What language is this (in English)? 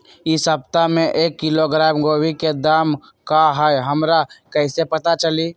Magahi